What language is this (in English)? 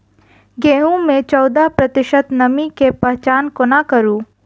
Maithili